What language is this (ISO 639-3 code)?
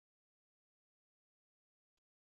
zho